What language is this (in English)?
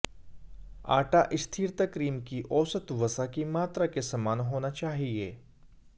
Hindi